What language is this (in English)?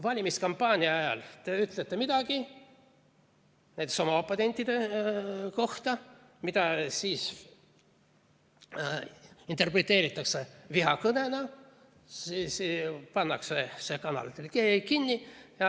Estonian